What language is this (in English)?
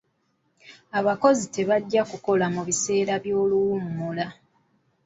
Ganda